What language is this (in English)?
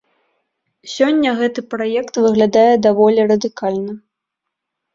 Belarusian